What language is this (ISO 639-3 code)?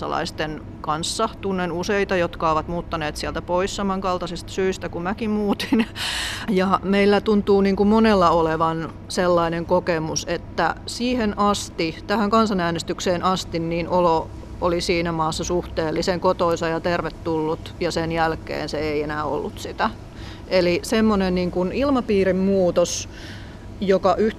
fin